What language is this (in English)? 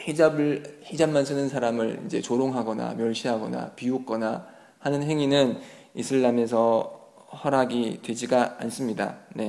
Korean